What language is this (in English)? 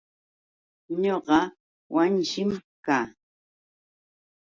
Yauyos Quechua